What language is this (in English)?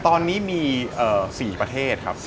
Thai